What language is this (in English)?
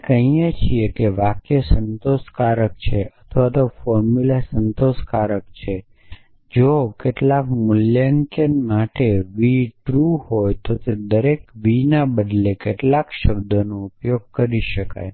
Gujarati